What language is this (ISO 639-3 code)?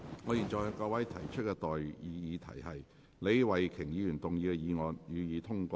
yue